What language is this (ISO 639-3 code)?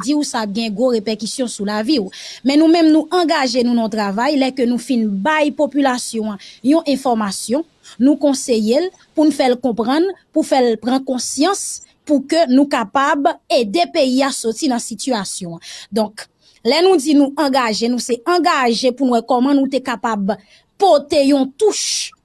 fra